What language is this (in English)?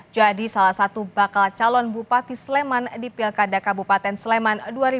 Indonesian